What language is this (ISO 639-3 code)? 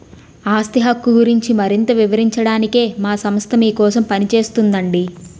tel